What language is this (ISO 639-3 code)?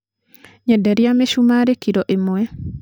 kik